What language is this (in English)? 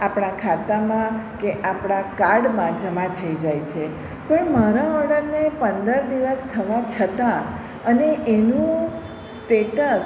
Gujarati